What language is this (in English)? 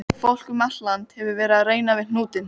Icelandic